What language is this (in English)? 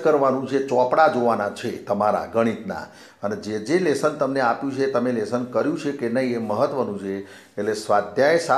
Hindi